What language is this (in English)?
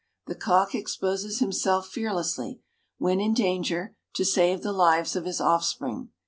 English